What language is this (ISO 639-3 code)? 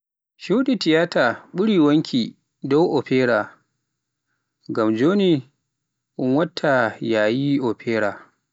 fuf